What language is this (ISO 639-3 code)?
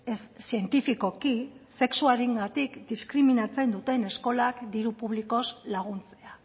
eus